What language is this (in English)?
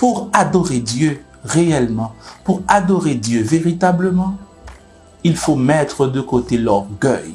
French